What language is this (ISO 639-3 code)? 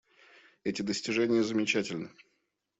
rus